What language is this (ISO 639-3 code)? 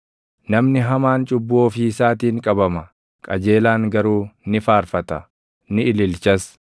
orm